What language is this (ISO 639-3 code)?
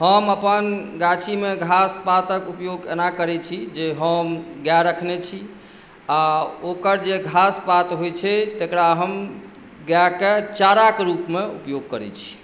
mai